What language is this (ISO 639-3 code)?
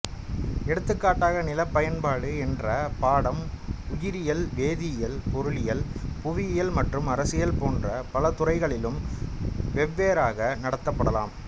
tam